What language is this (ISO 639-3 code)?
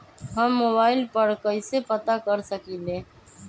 mag